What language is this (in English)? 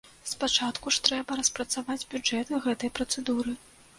Belarusian